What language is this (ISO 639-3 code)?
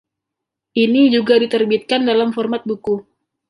ind